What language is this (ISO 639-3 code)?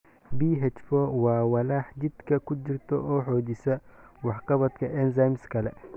som